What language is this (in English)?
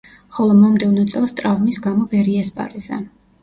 Georgian